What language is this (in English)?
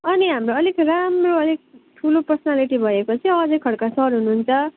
Nepali